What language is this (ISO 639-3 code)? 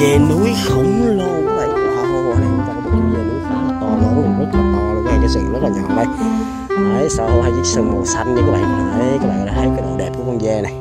vie